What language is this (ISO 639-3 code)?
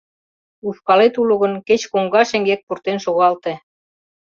chm